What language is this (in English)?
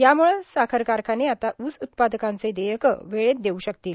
Marathi